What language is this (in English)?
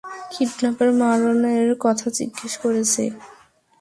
Bangla